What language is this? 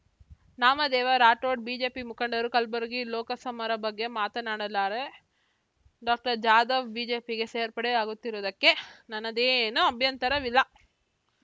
Kannada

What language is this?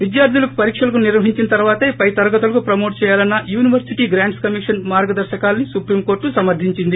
Telugu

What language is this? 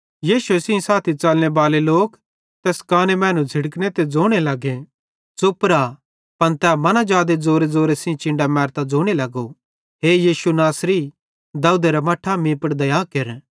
Bhadrawahi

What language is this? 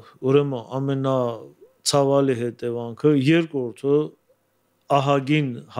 Turkish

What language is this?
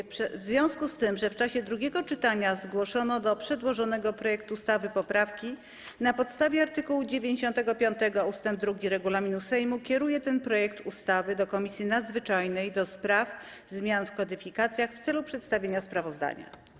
Polish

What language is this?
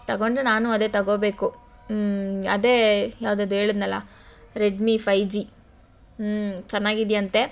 Kannada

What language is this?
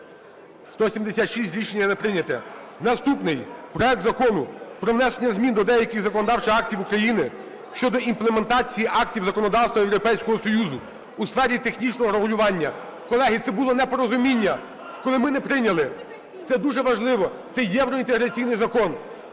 Ukrainian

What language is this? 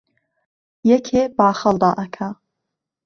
Central Kurdish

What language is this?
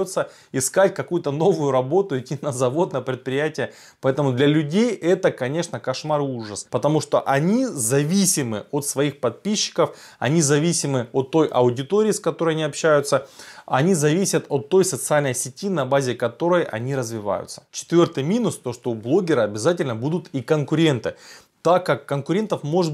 Russian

